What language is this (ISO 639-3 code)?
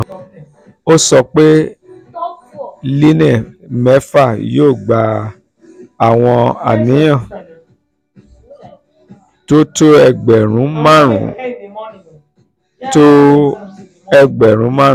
yor